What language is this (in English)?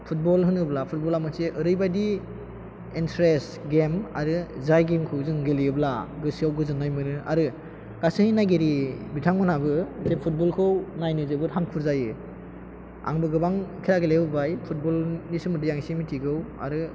Bodo